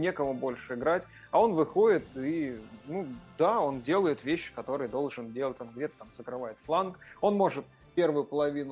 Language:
Russian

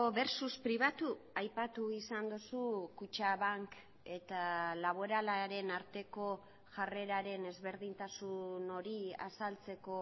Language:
Basque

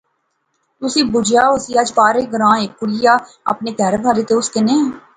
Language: Pahari-Potwari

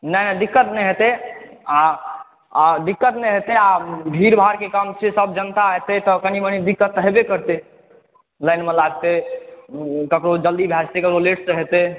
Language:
Maithili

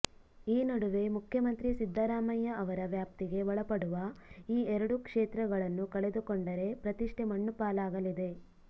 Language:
Kannada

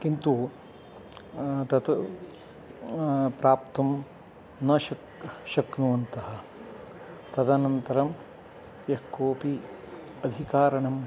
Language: Sanskrit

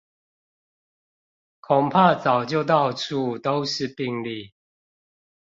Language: Chinese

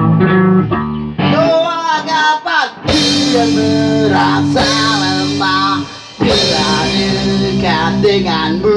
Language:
Indonesian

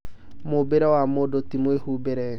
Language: Kikuyu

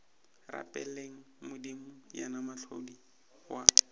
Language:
Northern Sotho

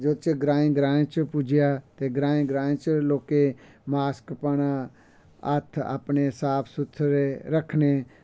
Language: Dogri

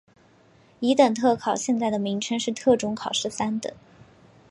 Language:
Chinese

